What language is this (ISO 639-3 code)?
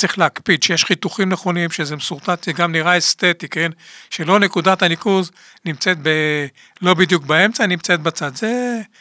heb